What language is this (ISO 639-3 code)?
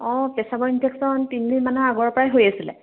asm